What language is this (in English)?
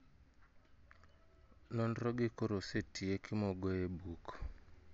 Luo (Kenya and Tanzania)